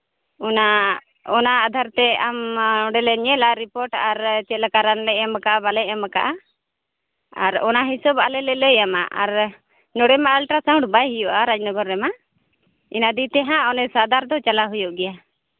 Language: Santali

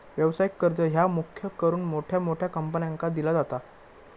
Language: Marathi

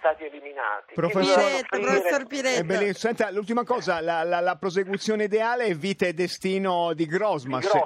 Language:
Italian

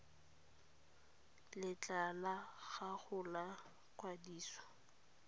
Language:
Tswana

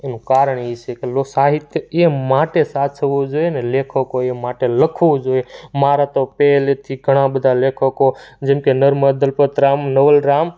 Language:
Gujarati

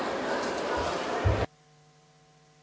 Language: Serbian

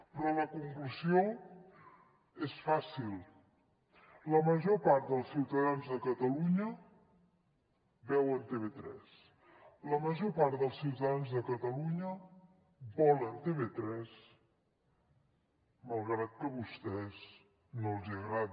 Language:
Catalan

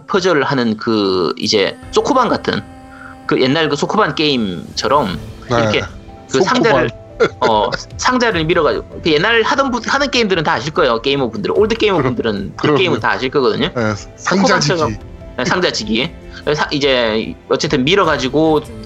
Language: Korean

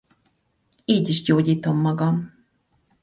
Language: Hungarian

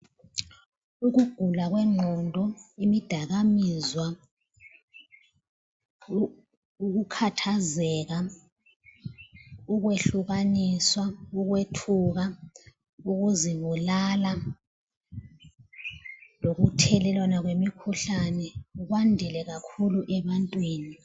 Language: North Ndebele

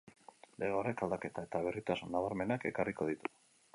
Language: Basque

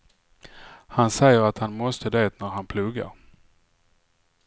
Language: Swedish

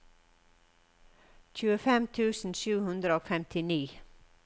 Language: Norwegian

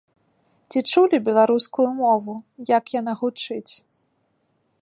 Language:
Belarusian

